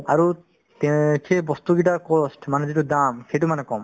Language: Assamese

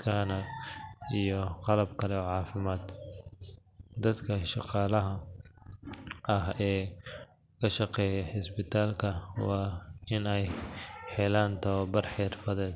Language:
Somali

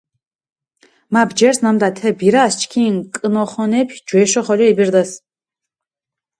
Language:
Mingrelian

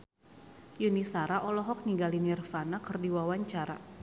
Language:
Sundanese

